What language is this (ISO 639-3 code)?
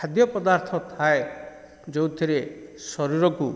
ori